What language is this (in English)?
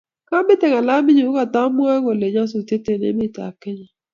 Kalenjin